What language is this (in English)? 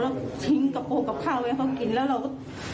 Thai